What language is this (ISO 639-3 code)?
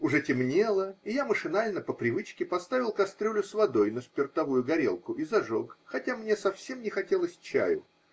rus